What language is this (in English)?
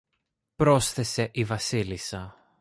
Greek